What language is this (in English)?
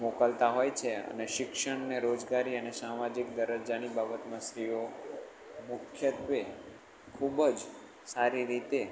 Gujarati